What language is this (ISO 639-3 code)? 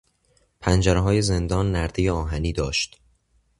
fas